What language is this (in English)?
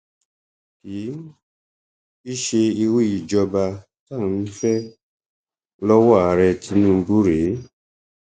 Yoruba